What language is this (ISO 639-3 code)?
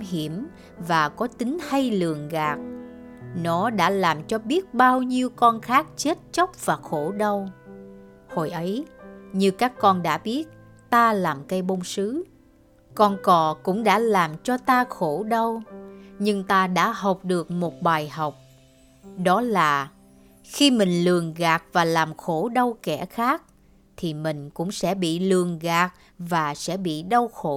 vie